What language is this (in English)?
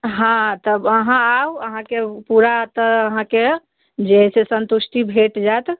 Maithili